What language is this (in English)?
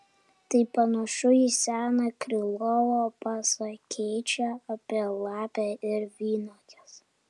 Lithuanian